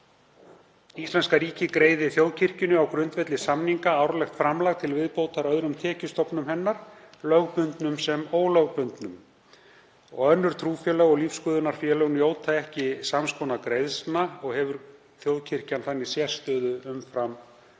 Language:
Icelandic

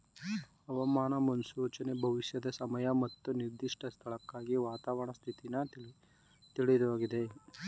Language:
Kannada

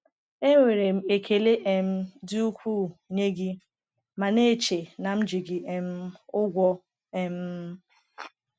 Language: Igbo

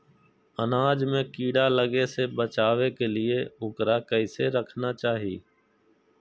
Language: Magahi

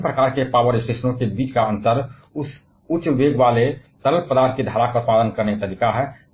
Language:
Hindi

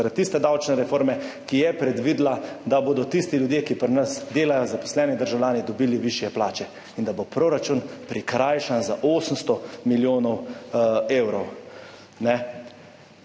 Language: Slovenian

